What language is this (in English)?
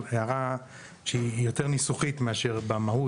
Hebrew